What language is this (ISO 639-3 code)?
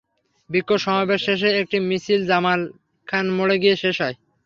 ben